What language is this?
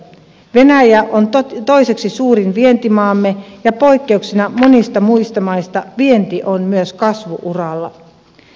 Finnish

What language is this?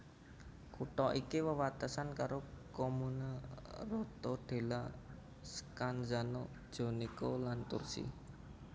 Javanese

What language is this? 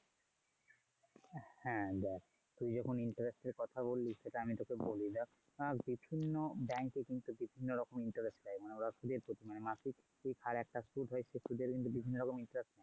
Bangla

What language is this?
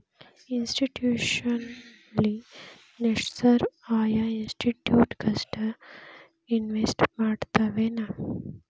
Kannada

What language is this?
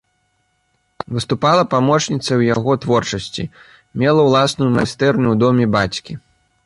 Belarusian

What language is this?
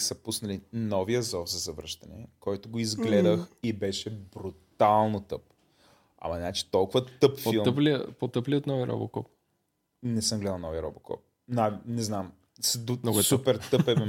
Bulgarian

